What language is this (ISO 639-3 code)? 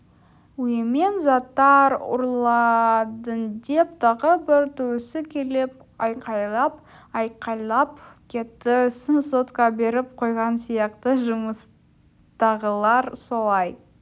kaz